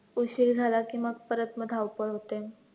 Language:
Marathi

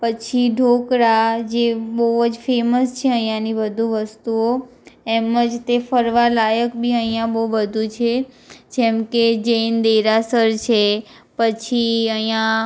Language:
Gujarati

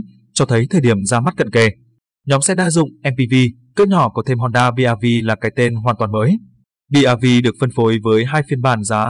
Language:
Vietnamese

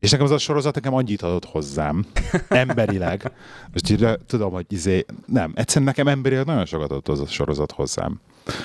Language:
Hungarian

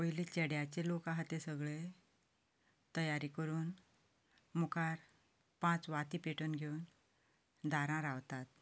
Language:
Konkani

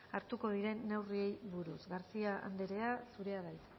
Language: Basque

